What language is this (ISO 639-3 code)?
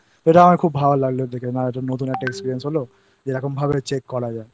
ben